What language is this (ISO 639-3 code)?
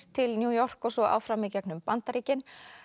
isl